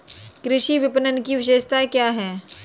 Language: Hindi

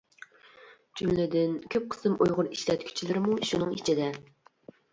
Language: Uyghur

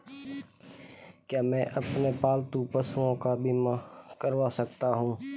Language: Hindi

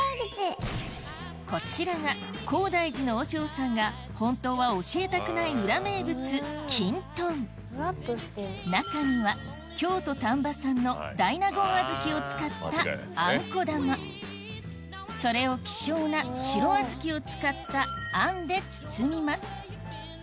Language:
Japanese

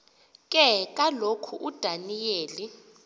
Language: Xhosa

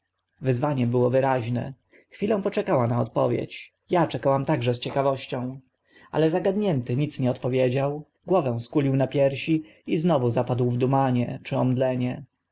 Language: Polish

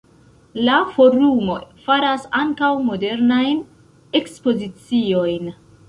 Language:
Esperanto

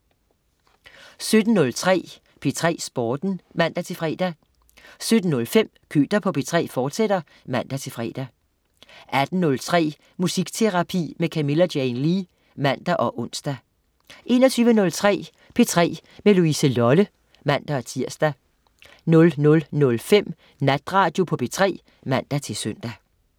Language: Danish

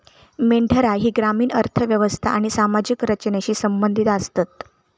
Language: Marathi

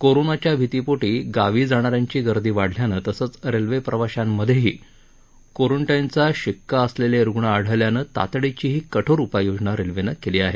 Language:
Marathi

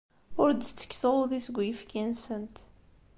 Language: Kabyle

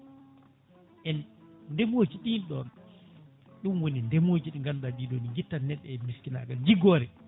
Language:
Fula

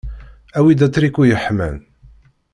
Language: Kabyle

